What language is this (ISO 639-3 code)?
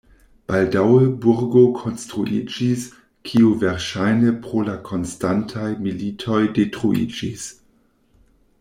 epo